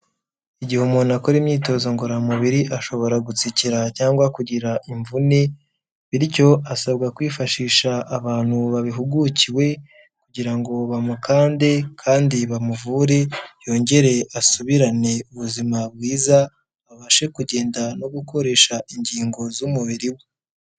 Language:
Kinyarwanda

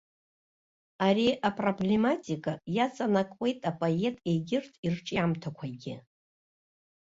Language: Abkhazian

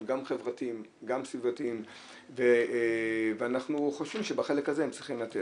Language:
Hebrew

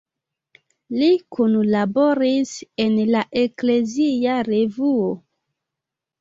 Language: Esperanto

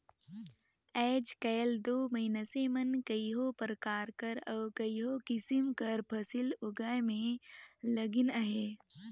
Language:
Chhattisgarhi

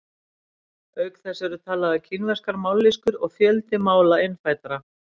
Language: Icelandic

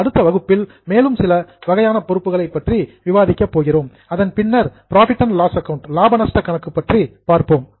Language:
Tamil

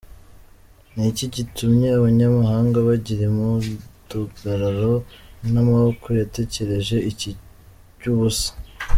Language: Kinyarwanda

